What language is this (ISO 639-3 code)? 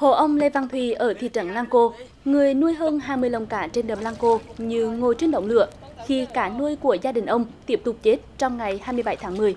vie